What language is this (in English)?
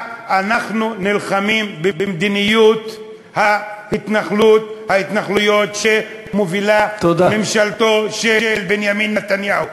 Hebrew